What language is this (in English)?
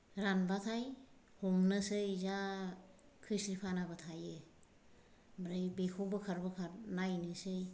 Bodo